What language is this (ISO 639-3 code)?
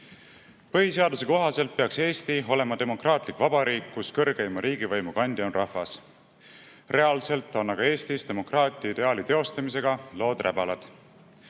est